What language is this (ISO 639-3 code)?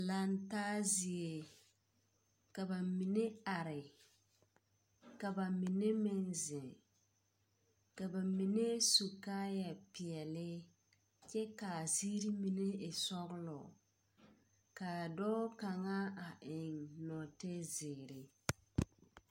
dga